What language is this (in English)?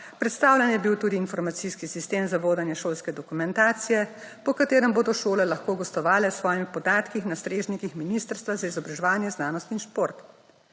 Slovenian